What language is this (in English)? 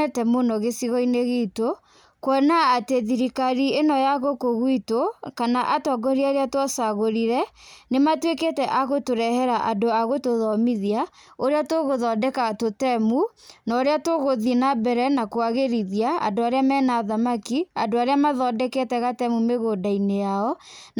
Kikuyu